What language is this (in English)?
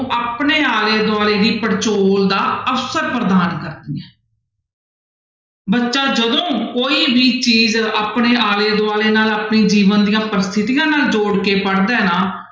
Punjabi